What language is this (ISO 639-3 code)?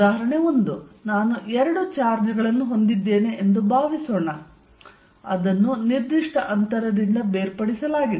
kan